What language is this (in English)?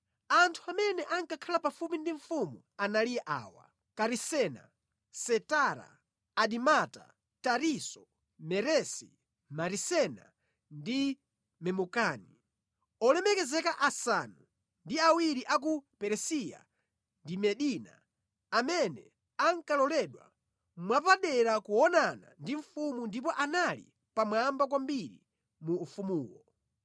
Nyanja